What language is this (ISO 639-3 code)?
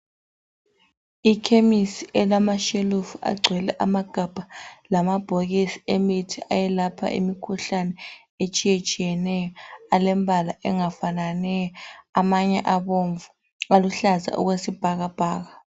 nde